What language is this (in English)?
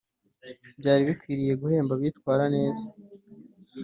Kinyarwanda